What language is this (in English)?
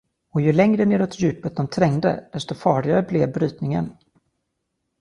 Swedish